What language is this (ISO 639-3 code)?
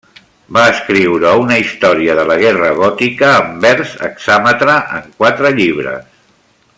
cat